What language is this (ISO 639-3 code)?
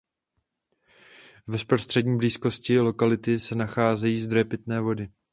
ces